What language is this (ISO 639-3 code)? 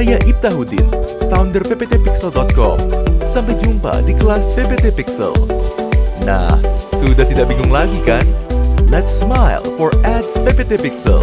ind